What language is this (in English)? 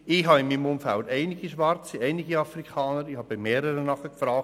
Swiss German